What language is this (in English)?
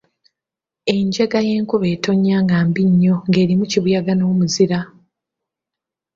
Ganda